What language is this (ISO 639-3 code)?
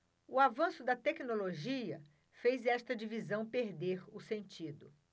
por